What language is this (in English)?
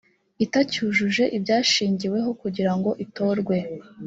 Kinyarwanda